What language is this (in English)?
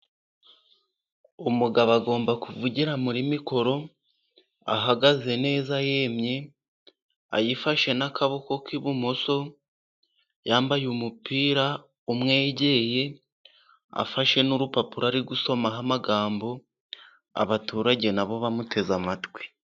Kinyarwanda